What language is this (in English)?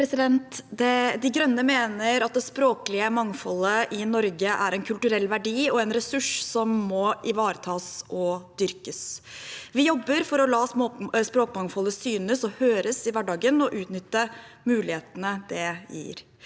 Norwegian